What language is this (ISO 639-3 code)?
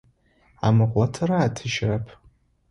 ady